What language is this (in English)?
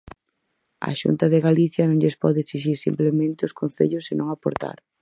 Galician